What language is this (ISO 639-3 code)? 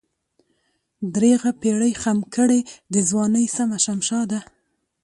pus